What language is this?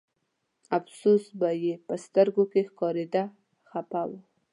Pashto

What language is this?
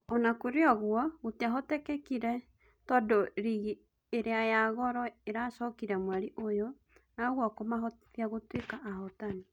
Kikuyu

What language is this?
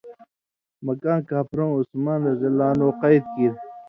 Indus Kohistani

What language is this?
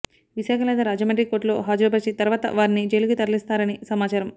Telugu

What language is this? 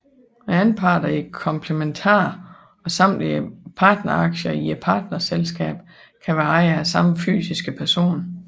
Danish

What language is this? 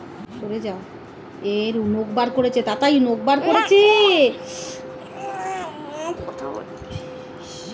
Bangla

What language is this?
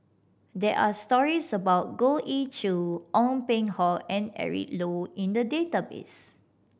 English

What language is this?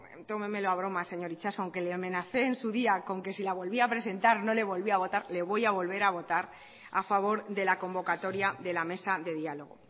Spanish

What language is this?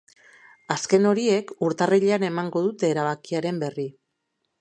Basque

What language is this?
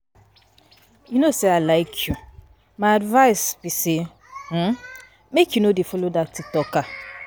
Nigerian Pidgin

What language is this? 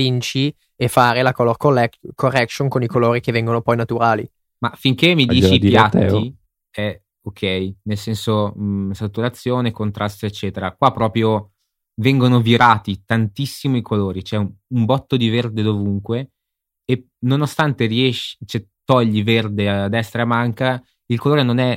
Italian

